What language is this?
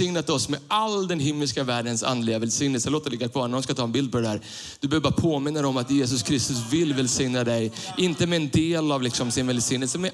Swedish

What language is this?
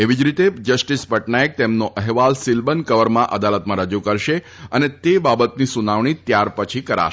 Gujarati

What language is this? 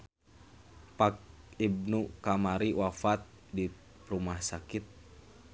Sundanese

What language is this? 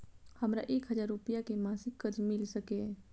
Maithili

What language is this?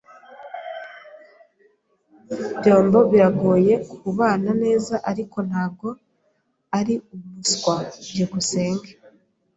Kinyarwanda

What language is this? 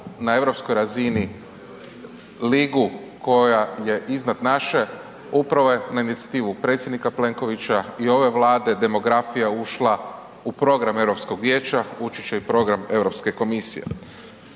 Croatian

